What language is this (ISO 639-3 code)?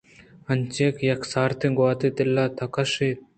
bgp